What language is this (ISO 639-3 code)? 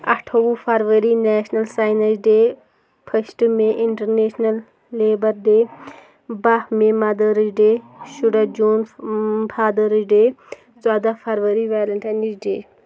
kas